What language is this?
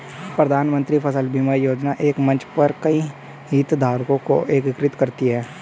Hindi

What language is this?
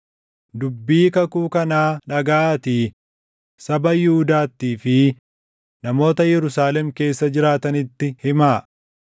Oromo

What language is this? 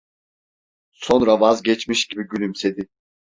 Turkish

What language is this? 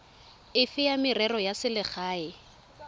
Tswana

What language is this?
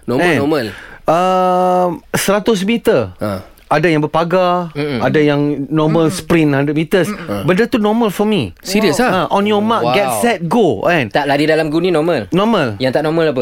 Malay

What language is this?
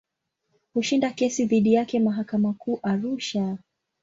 Swahili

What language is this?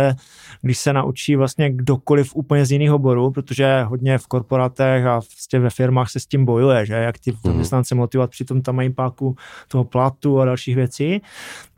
Czech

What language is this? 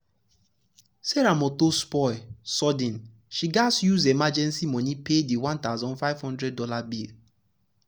Nigerian Pidgin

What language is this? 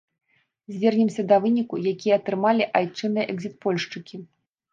Belarusian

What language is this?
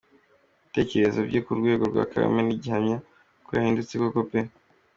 Kinyarwanda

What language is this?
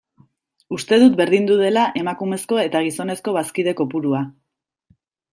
Basque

